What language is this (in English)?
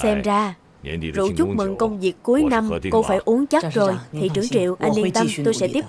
Vietnamese